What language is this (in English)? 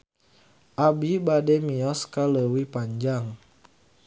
Sundanese